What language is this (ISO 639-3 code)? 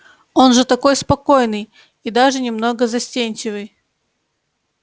rus